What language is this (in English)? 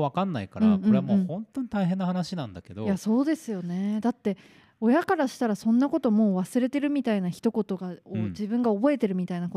Japanese